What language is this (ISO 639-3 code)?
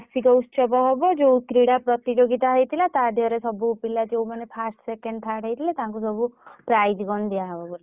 ori